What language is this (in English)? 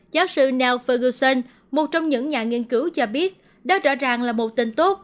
Vietnamese